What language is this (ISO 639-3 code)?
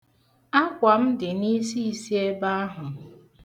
ibo